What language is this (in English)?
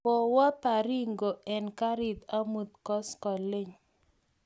Kalenjin